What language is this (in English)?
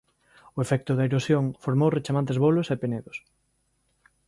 Galician